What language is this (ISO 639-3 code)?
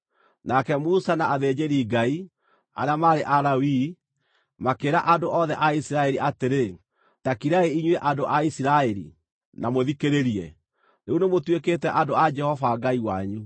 kik